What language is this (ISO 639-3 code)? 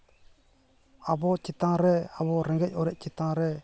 sat